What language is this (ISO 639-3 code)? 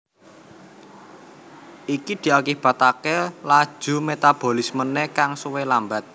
jav